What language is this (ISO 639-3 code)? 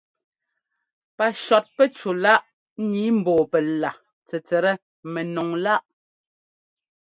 jgo